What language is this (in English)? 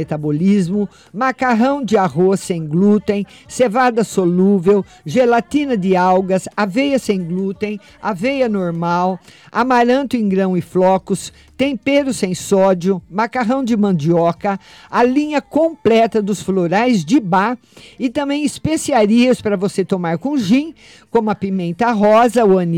Portuguese